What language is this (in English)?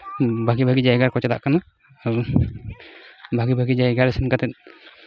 Santali